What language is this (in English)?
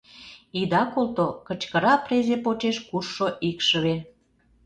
Mari